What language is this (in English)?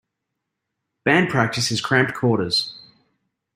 English